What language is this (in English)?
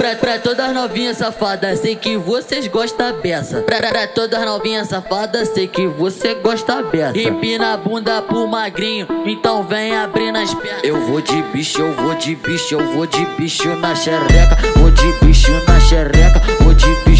Romanian